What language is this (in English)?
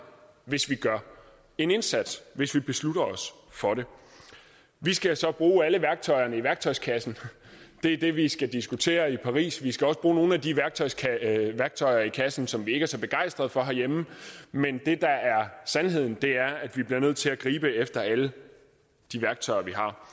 Danish